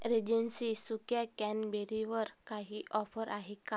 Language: Marathi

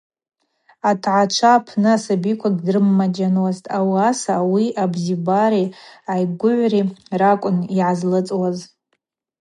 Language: Abaza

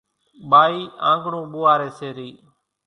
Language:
Kachi Koli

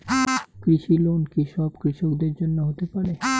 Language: Bangla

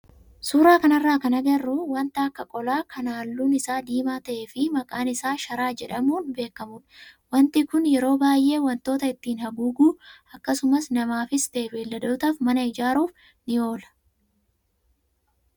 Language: Oromo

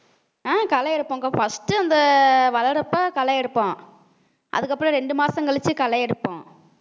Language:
Tamil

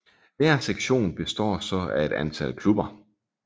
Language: Danish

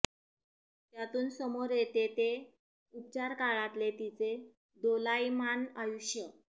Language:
Marathi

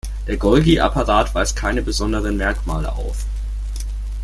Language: German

